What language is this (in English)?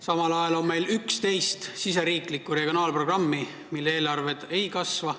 Estonian